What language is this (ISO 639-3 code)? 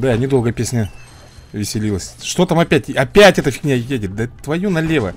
rus